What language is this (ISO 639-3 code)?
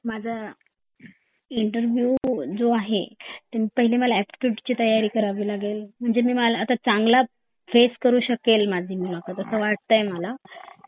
mar